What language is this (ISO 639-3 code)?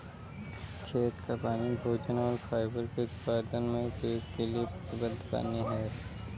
hin